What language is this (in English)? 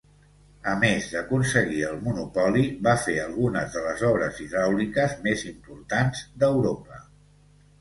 Catalan